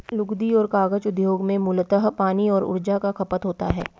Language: Hindi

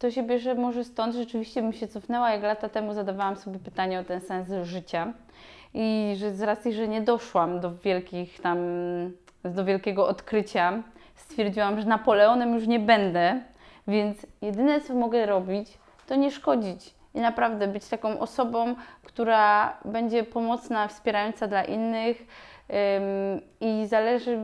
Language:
Polish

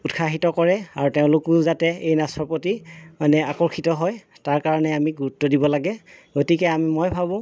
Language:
Assamese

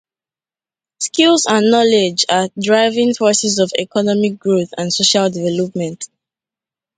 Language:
Igbo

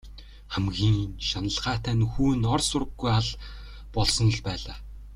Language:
Mongolian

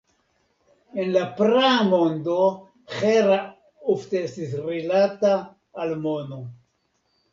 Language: Esperanto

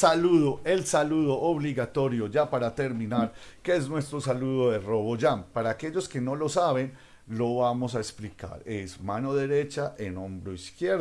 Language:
Spanish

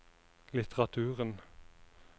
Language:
Norwegian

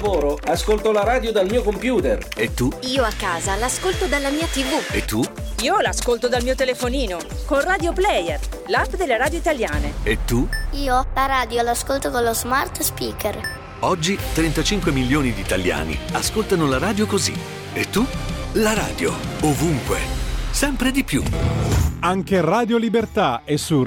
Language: Italian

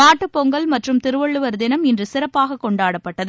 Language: Tamil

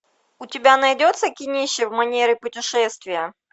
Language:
Russian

